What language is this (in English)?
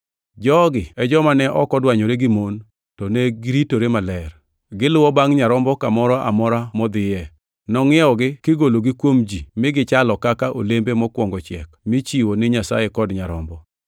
Luo (Kenya and Tanzania)